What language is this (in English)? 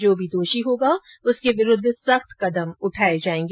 Hindi